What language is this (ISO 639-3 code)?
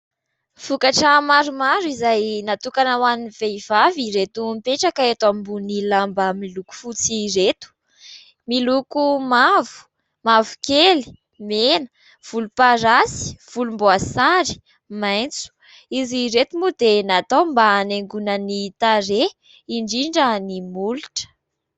mlg